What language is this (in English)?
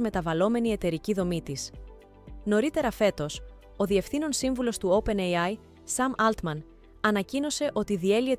Greek